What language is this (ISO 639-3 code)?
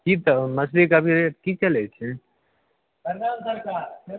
mai